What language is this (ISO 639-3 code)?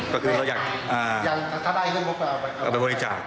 tha